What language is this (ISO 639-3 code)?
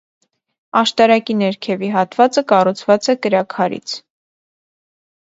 hye